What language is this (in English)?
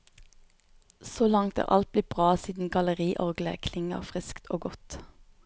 Norwegian